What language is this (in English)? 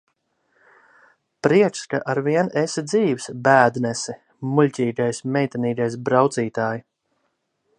Latvian